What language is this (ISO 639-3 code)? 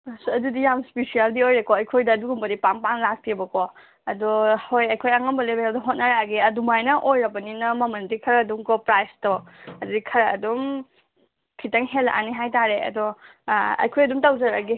mni